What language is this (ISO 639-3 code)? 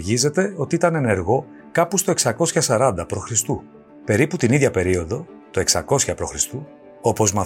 ell